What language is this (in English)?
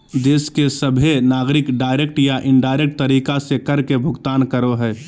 Magahi